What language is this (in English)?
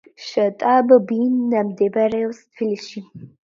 Georgian